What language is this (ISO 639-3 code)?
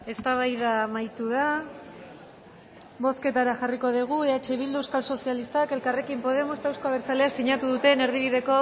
eus